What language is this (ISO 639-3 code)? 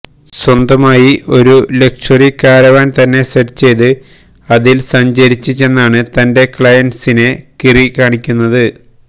mal